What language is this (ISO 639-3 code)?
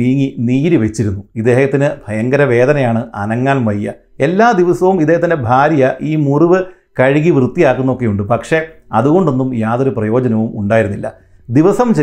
mal